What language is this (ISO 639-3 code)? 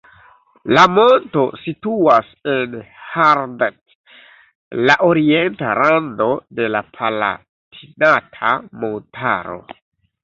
epo